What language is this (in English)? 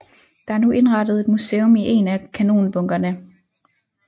Danish